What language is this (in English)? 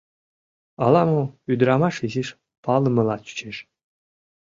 Mari